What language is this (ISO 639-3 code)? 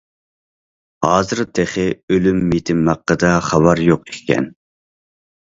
uig